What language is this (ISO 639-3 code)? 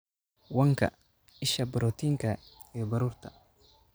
som